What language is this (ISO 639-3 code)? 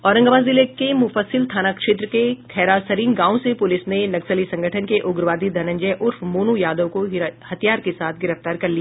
hin